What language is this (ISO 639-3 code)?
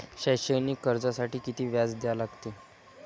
mar